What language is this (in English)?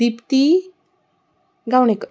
Konkani